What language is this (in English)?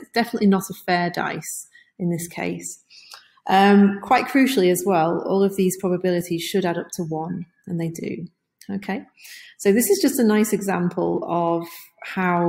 English